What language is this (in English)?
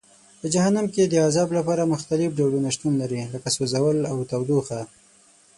Pashto